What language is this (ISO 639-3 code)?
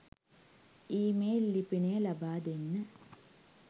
sin